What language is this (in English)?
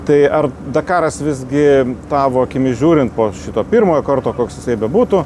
Lithuanian